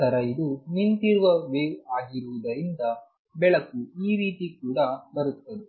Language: Kannada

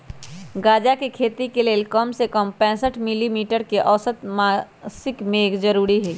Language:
Magahi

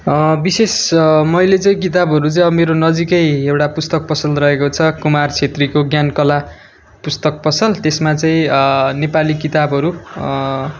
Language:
Nepali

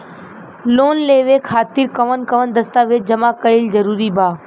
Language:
Bhojpuri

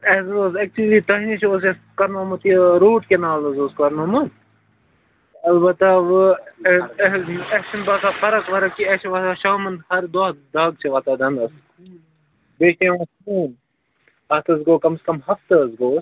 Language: Kashmiri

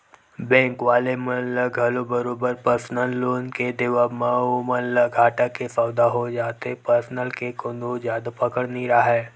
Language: Chhattisgarhi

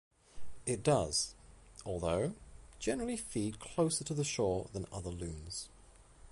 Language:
English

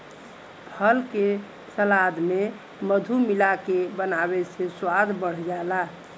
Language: Bhojpuri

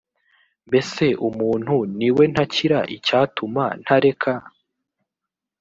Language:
Kinyarwanda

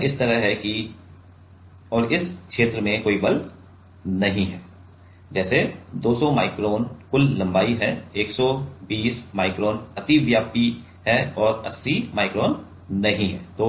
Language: Hindi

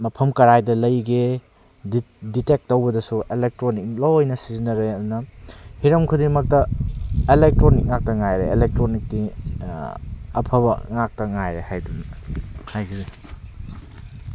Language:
Manipuri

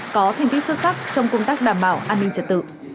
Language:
Vietnamese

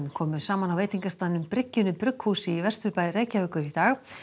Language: Icelandic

